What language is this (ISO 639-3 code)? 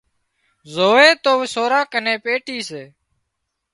kxp